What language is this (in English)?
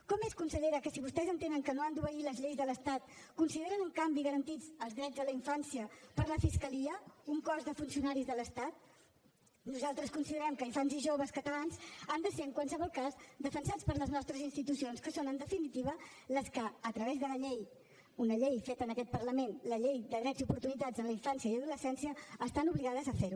Catalan